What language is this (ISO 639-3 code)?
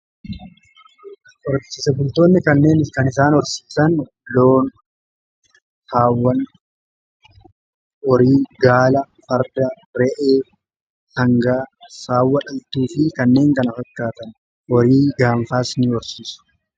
orm